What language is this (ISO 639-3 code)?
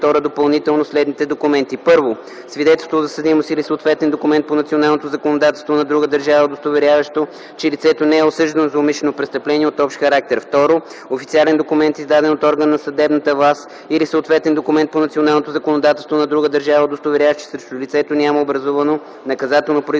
bul